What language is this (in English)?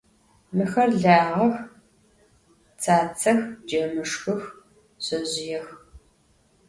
Adyghe